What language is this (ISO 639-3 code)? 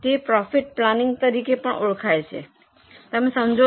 guj